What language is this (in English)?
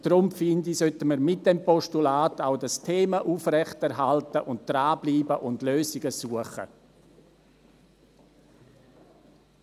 Swiss German